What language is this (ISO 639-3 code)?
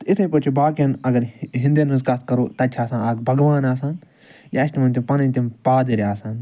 kas